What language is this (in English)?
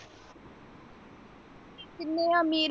Punjabi